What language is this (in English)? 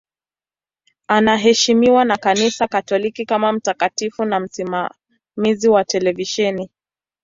Swahili